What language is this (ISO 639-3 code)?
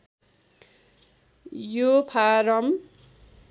nep